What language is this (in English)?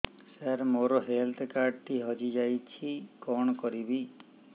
Odia